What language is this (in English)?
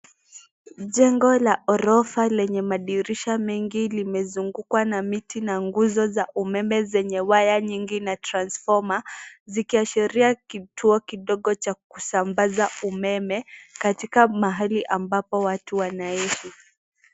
Swahili